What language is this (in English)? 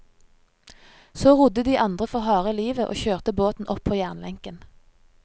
Norwegian